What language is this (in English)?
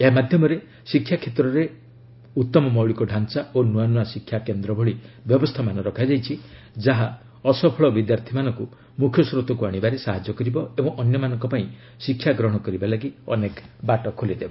Odia